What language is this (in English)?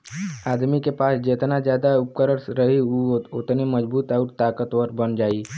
Bhojpuri